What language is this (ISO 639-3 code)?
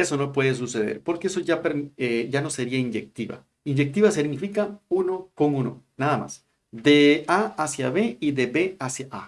spa